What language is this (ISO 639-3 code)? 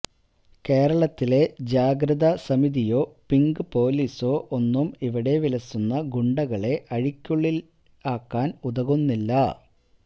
mal